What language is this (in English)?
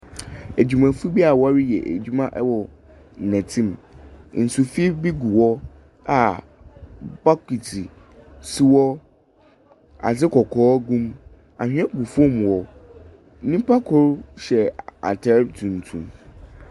Akan